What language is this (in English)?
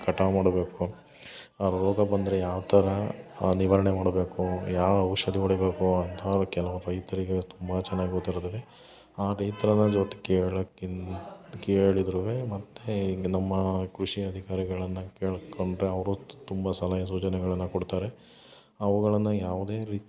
Kannada